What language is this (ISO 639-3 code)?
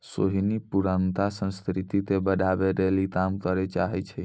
mai